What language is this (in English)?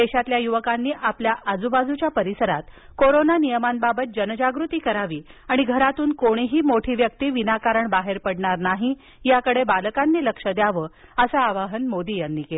Marathi